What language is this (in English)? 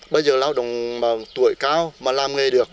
Vietnamese